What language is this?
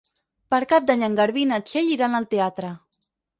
Catalan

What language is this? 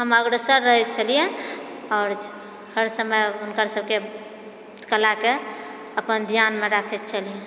Maithili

